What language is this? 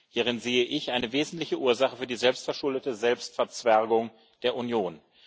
German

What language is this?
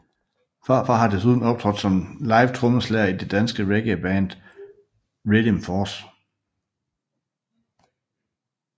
Danish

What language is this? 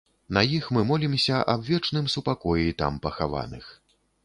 Belarusian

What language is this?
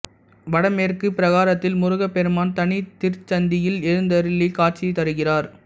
Tamil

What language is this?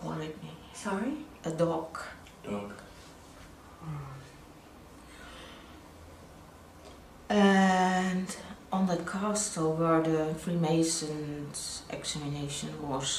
English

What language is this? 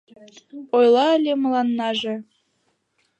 Mari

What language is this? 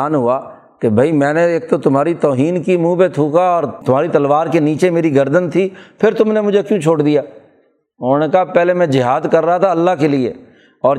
Urdu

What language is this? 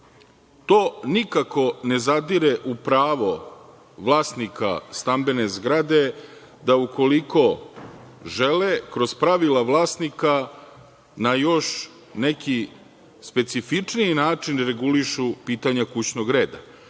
Serbian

